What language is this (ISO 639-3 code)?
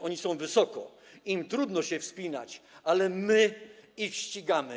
pol